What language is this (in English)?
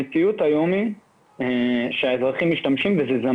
Hebrew